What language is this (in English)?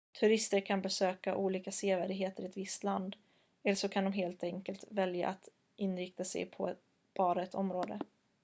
Swedish